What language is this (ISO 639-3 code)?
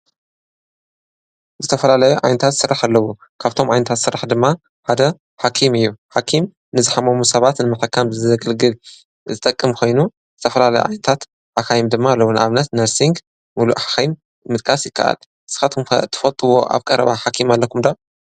tir